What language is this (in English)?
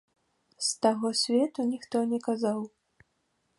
Belarusian